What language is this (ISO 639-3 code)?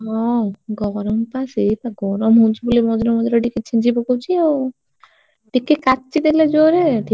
ori